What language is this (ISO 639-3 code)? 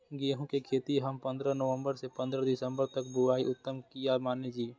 mai